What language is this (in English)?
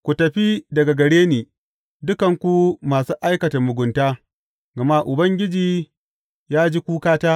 Hausa